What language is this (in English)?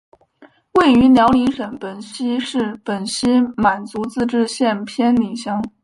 Chinese